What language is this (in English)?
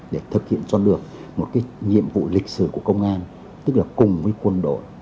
Vietnamese